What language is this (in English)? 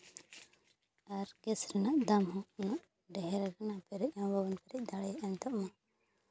Santali